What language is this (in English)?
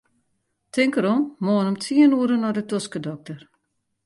Western Frisian